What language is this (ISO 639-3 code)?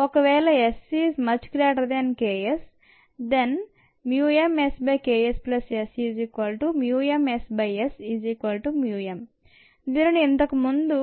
tel